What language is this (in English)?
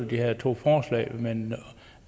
Danish